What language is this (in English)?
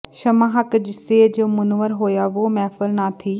Punjabi